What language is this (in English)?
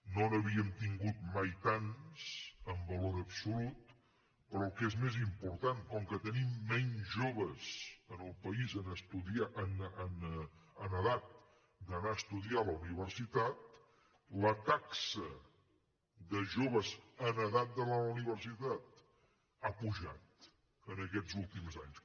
Catalan